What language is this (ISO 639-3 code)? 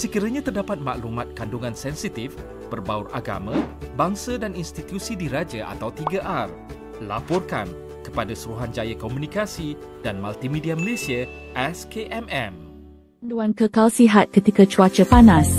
msa